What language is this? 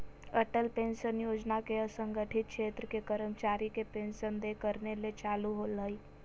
Magahi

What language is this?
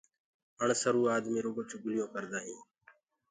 Gurgula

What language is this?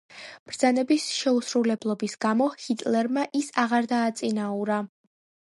Georgian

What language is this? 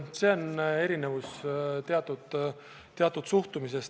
Estonian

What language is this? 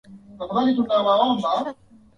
Swahili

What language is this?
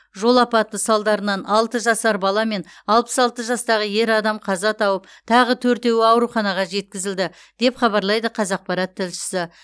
Kazakh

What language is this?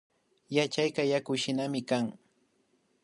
Imbabura Highland Quichua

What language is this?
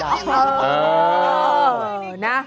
Thai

